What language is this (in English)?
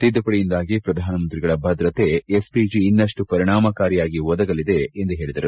Kannada